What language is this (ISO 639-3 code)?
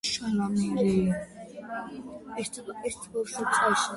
kat